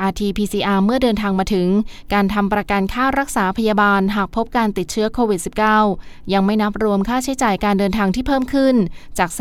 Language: Thai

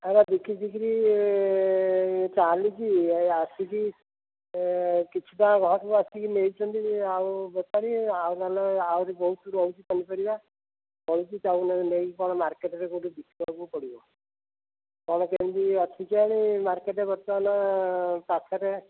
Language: Odia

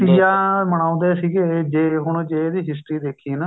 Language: Punjabi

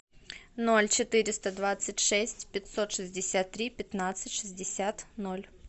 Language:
Russian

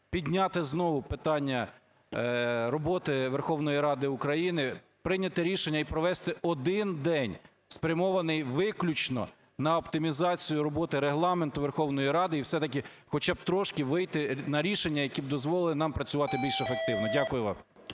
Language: Ukrainian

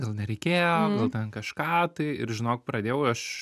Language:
Lithuanian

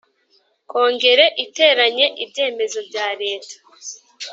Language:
Kinyarwanda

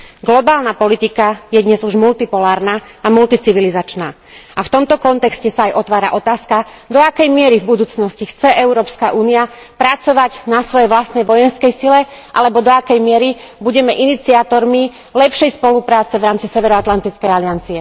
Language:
Slovak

